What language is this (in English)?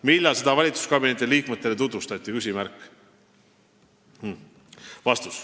Estonian